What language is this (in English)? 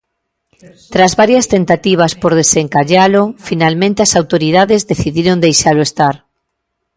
Galician